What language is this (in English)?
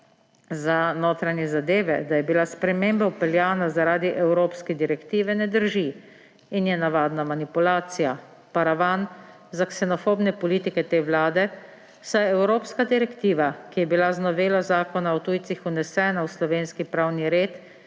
Slovenian